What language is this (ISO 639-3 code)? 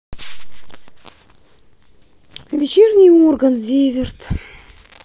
rus